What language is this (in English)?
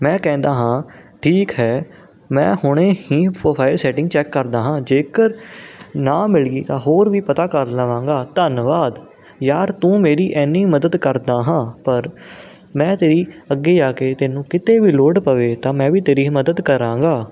Punjabi